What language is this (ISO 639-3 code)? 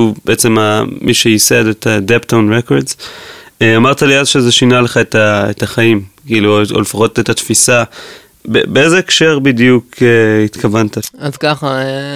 heb